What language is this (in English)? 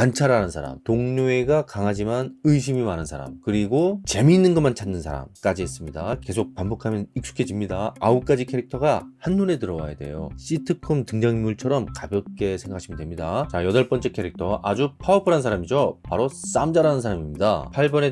Korean